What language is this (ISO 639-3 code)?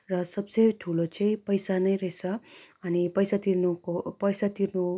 nep